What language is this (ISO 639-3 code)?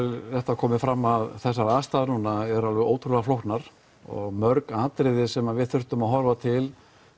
isl